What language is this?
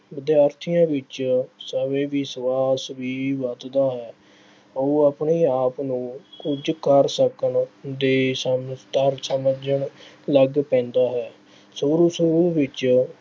Punjabi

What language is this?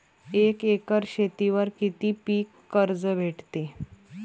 Marathi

